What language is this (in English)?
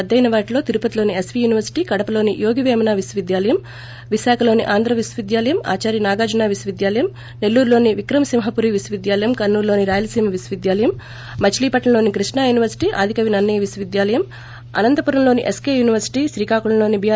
Telugu